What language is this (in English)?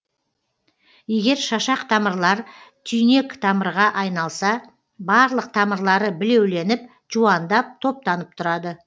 Kazakh